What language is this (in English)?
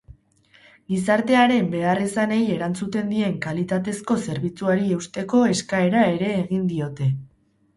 Basque